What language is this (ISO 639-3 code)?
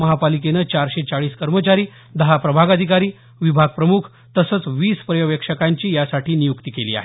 mar